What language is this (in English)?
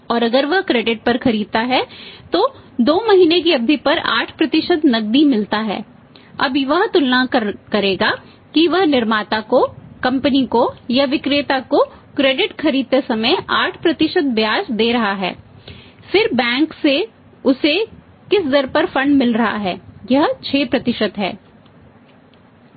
Hindi